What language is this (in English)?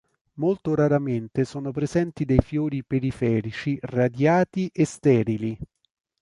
Italian